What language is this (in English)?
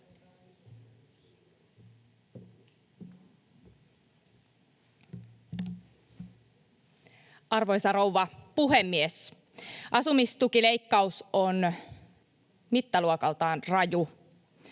Finnish